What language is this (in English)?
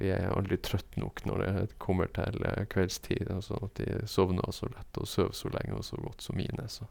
Norwegian